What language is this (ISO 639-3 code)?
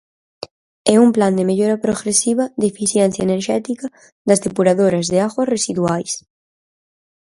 glg